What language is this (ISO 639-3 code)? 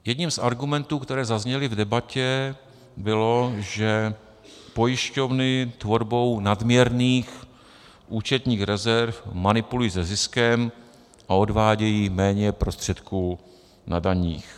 ces